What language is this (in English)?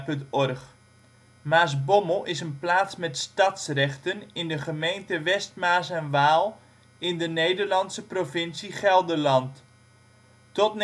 Dutch